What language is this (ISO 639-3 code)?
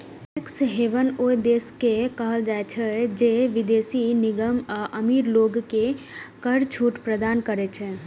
mai